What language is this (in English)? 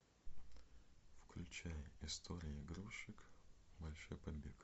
Russian